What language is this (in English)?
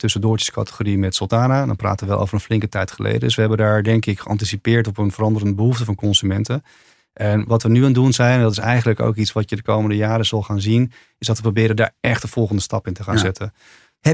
Dutch